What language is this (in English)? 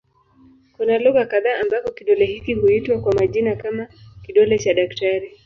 Swahili